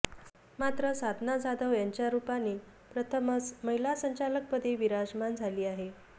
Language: Marathi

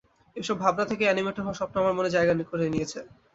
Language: Bangla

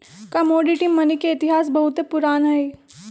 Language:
Magahi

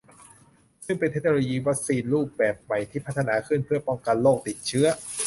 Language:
Thai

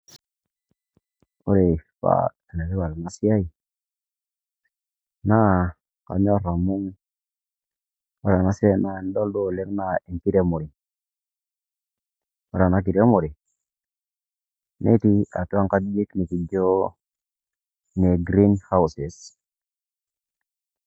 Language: Masai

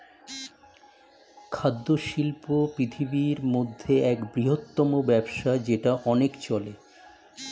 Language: Bangla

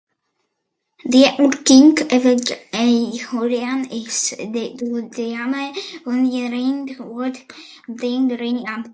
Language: Afrikaans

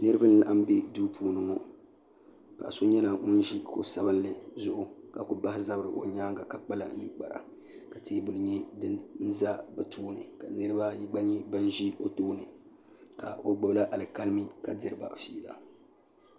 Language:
Dagbani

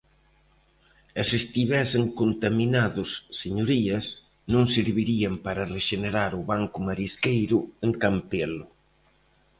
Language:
Galician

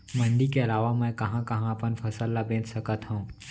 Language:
Chhattisgarhi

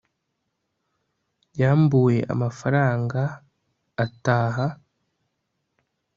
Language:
Kinyarwanda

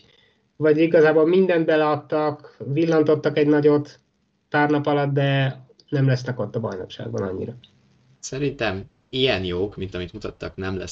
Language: Hungarian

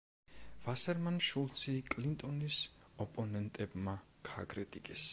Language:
Georgian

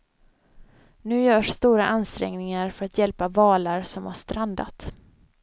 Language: Swedish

